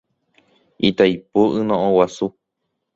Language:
Guarani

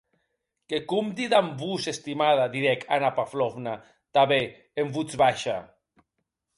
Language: Occitan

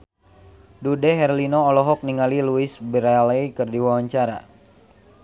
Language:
Sundanese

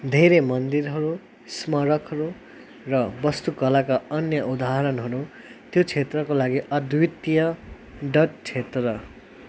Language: Nepali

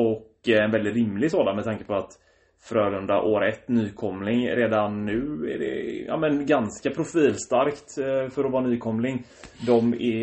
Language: Swedish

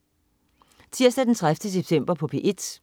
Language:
Danish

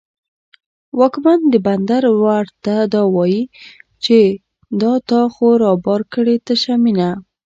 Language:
Pashto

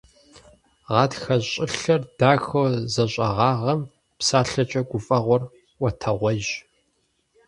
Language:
Kabardian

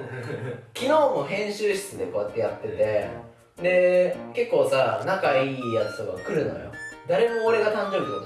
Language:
Japanese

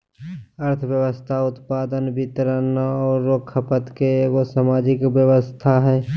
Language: Magahi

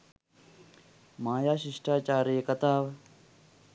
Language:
Sinhala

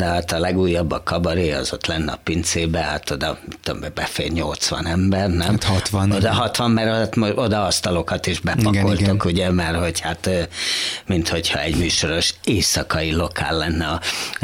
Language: Hungarian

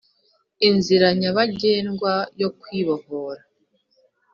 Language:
Kinyarwanda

